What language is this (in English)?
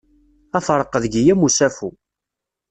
Kabyle